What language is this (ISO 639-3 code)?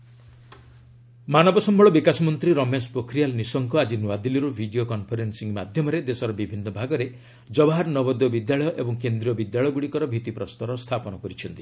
ori